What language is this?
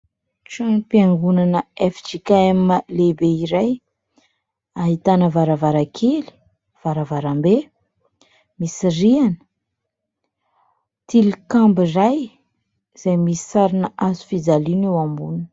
Malagasy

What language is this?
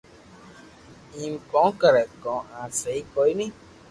Loarki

